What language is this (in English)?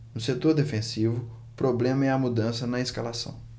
Portuguese